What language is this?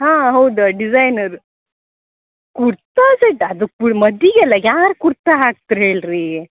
Kannada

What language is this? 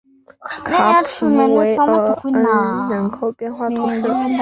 Chinese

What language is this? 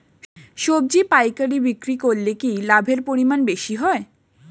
Bangla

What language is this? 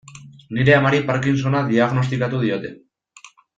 Basque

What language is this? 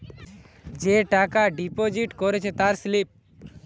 Bangla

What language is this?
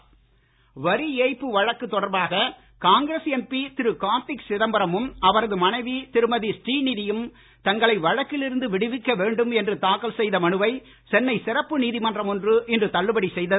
Tamil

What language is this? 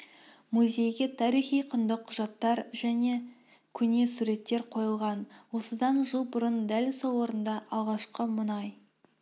Kazakh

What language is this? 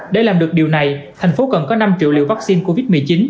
Vietnamese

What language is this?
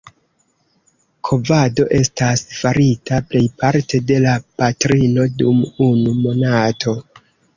Esperanto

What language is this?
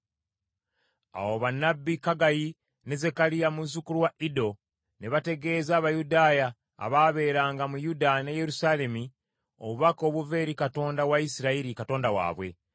Ganda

